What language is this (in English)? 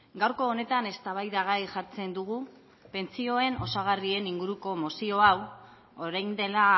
Basque